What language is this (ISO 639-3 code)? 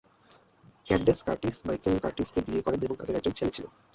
ben